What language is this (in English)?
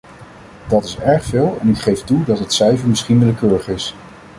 Dutch